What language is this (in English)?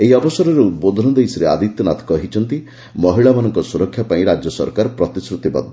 Odia